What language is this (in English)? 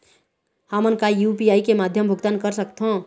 Chhattisgarhi